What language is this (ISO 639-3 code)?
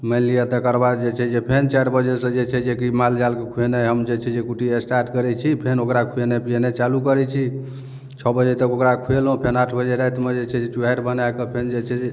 mai